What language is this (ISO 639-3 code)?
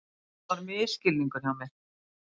isl